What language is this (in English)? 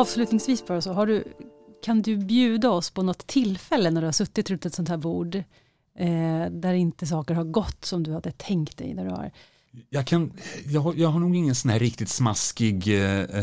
Swedish